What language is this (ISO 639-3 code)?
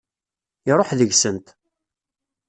kab